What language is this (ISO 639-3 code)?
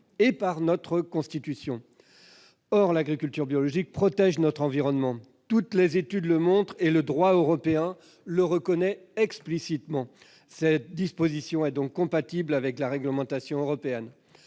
fra